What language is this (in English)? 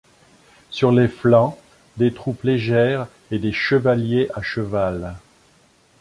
French